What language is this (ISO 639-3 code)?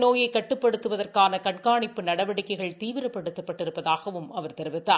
tam